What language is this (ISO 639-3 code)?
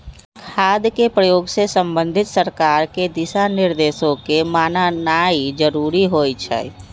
mag